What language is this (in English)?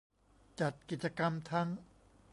Thai